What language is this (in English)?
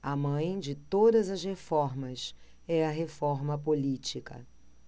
Portuguese